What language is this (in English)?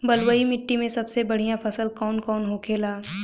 Bhojpuri